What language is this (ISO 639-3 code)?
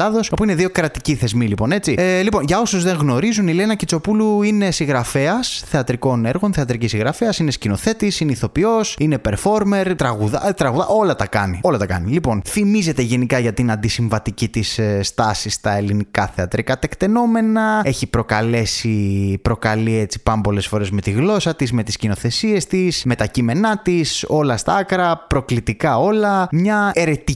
ell